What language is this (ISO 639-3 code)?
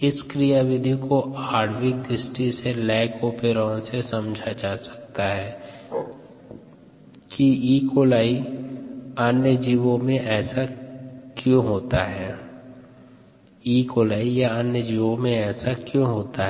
hin